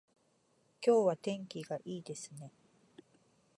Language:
Japanese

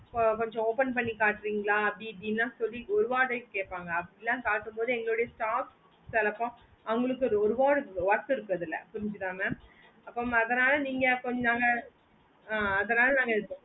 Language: Tamil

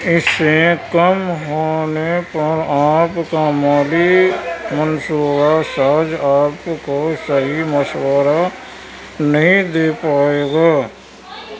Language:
Urdu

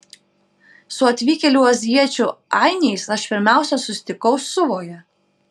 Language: Lithuanian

